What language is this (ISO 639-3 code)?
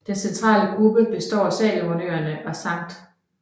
dan